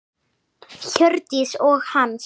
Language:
Icelandic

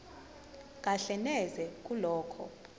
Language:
Zulu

